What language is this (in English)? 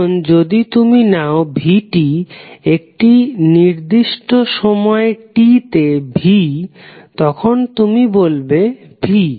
Bangla